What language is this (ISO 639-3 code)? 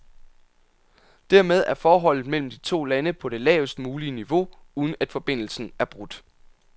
dan